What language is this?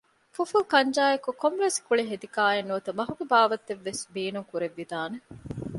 Divehi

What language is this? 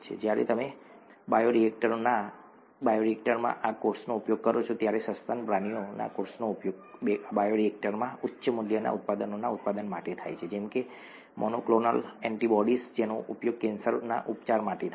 Gujarati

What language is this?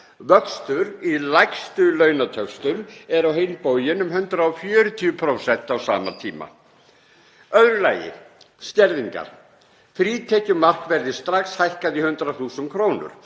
Icelandic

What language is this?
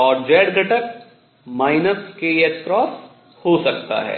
Hindi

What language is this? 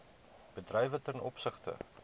Afrikaans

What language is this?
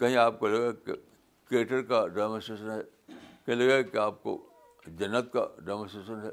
Urdu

